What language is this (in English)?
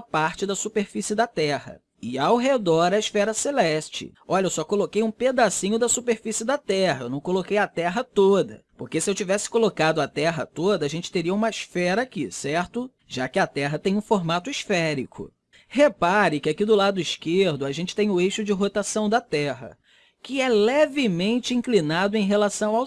Portuguese